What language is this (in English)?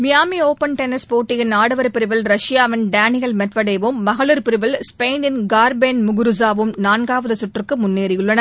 Tamil